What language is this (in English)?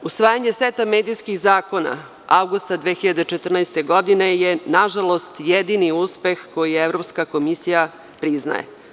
Serbian